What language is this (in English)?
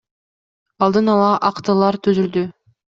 Kyrgyz